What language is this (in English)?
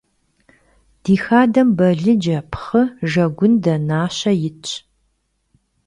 Kabardian